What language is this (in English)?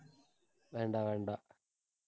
Tamil